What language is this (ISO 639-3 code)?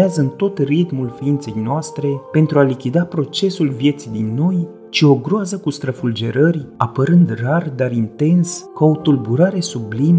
ron